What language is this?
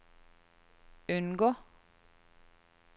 Norwegian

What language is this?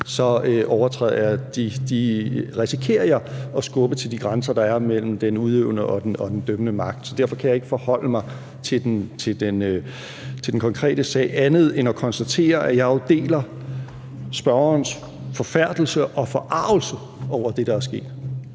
Danish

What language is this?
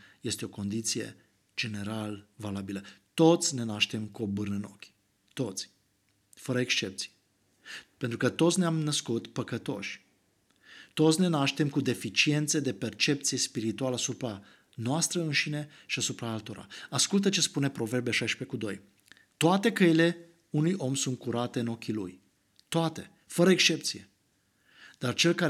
Romanian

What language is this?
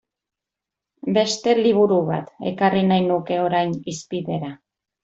Basque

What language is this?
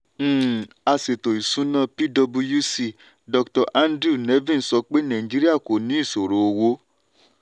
Yoruba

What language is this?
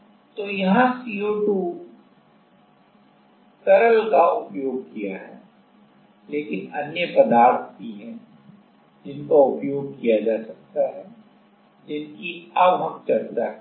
Hindi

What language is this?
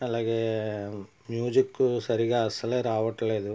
Telugu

